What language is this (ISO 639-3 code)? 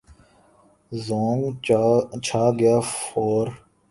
urd